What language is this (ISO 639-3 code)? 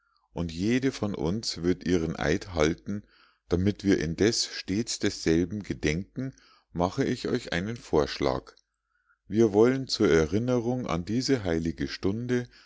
deu